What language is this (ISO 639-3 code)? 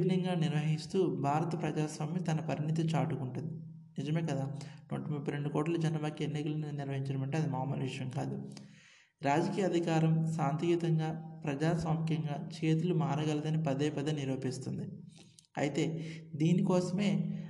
tel